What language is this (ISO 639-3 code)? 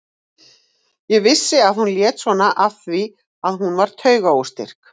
isl